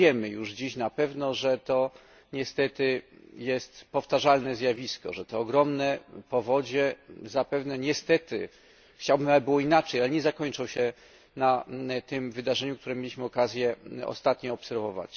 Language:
Polish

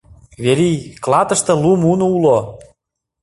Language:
Mari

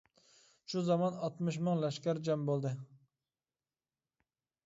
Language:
Uyghur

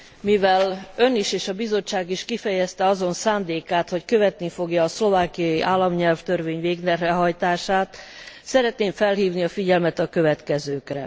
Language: Hungarian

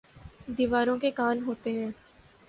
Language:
Urdu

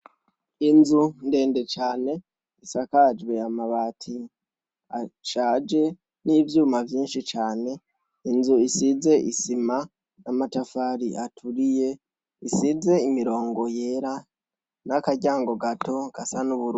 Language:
Rundi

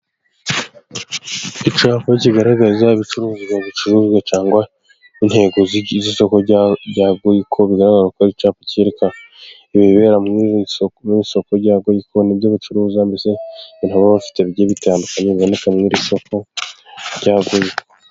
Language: Kinyarwanda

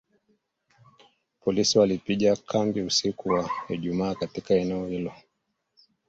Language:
Swahili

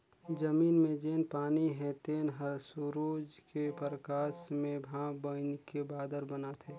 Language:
Chhattisgarhi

